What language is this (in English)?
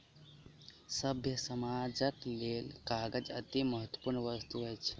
Maithili